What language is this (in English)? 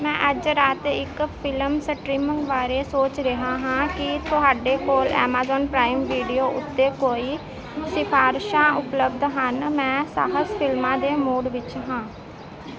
Punjabi